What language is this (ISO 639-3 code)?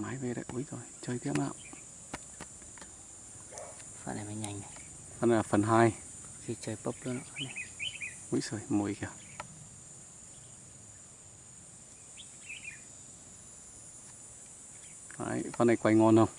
vie